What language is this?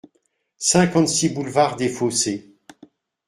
French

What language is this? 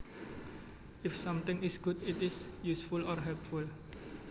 Javanese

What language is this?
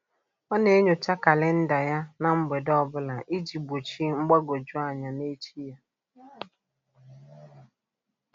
Igbo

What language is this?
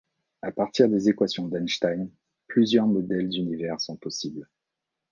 French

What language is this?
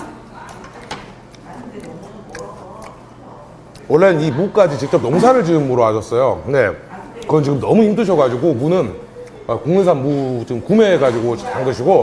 Korean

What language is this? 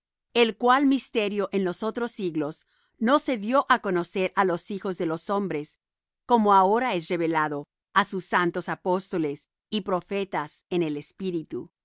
Spanish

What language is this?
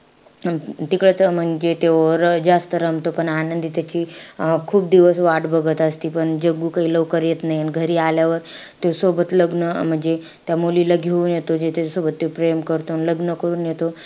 Marathi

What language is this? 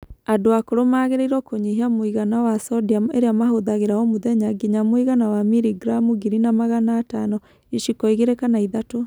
Kikuyu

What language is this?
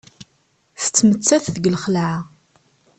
Kabyle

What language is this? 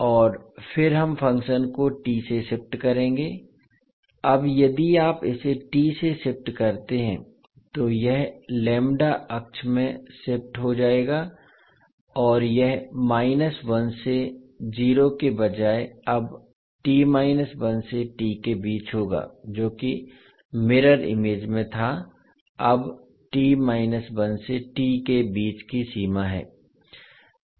Hindi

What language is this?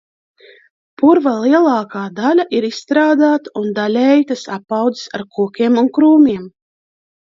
Latvian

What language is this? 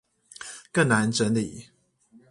Chinese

